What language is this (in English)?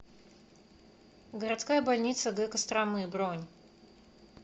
Russian